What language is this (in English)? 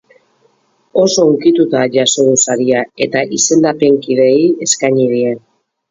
Basque